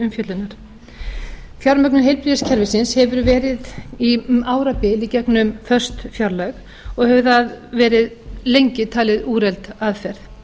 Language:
Icelandic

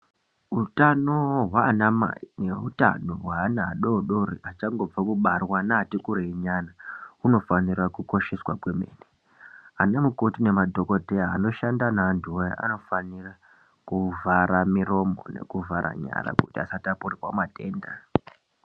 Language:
Ndau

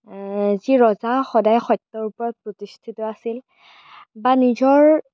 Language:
Assamese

